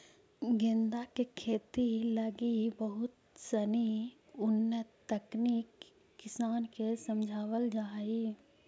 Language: Magahi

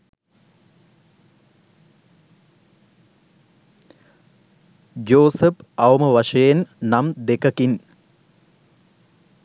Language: Sinhala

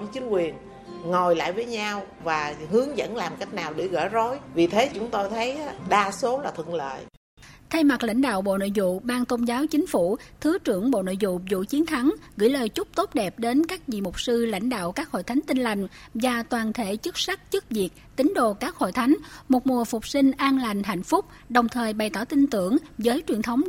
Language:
Vietnamese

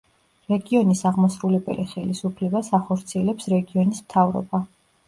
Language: Georgian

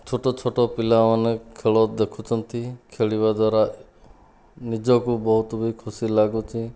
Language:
Odia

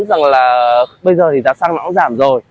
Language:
Vietnamese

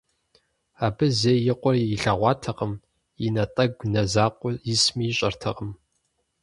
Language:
Kabardian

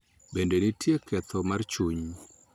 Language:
Luo (Kenya and Tanzania)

